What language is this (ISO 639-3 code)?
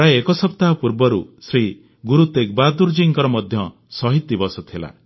ori